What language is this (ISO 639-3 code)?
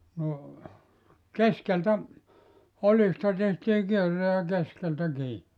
fin